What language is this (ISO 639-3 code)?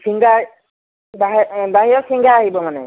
asm